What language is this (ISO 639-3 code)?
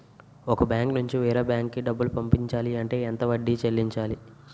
tel